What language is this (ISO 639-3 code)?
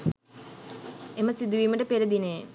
sin